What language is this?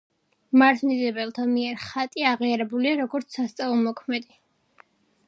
Georgian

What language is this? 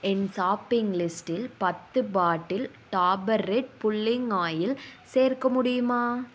Tamil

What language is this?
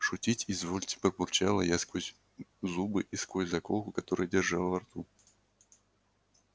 Russian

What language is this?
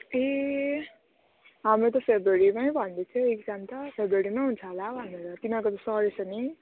Nepali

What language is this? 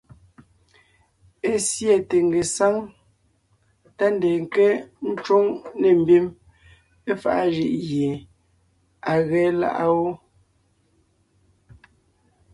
Ngiemboon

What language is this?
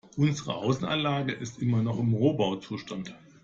German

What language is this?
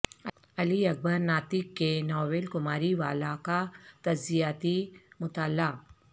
Urdu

